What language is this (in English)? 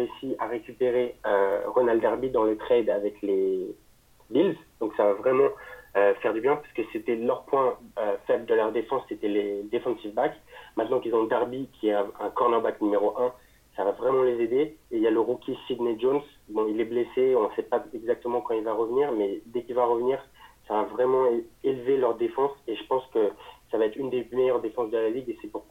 French